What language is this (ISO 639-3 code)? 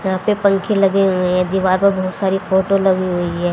hin